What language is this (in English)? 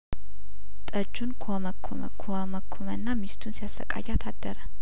Amharic